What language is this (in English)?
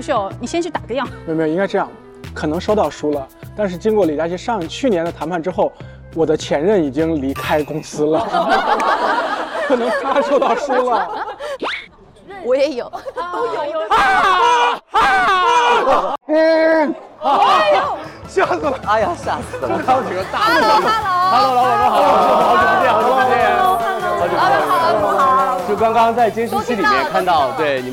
Chinese